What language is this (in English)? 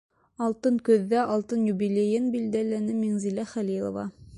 Bashkir